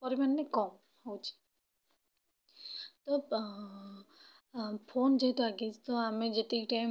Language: Odia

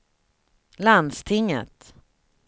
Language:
Swedish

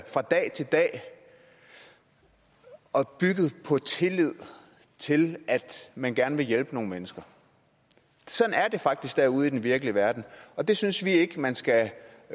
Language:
Danish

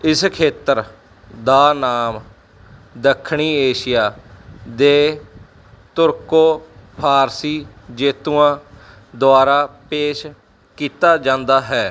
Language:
Punjabi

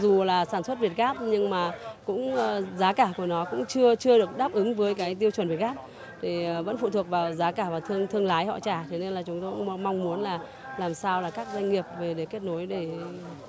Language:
Vietnamese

